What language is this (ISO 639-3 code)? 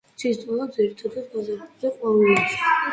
kat